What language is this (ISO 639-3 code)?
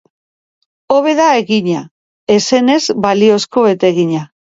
eus